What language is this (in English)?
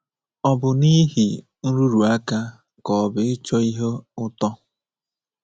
Igbo